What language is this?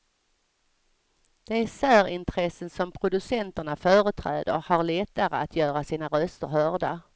Swedish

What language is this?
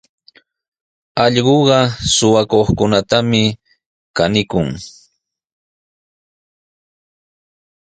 Sihuas Ancash Quechua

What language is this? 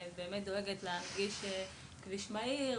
Hebrew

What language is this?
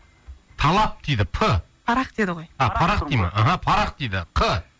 Kazakh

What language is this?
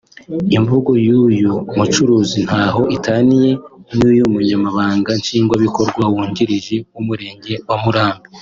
Kinyarwanda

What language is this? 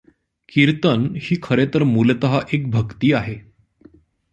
Marathi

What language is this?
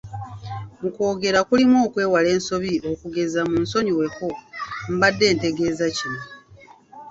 Ganda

